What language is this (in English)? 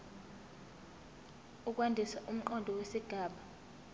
Zulu